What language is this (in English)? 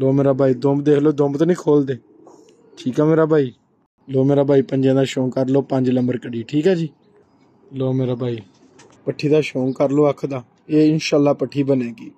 Punjabi